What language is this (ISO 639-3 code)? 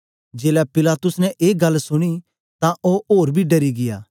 doi